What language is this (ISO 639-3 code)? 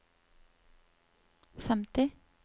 nor